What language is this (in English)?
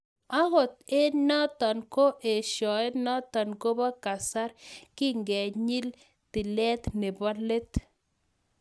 Kalenjin